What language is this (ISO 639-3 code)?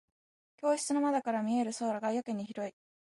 jpn